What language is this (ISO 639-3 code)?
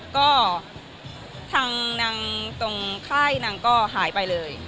tha